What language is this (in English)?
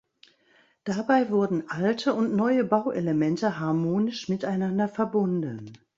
German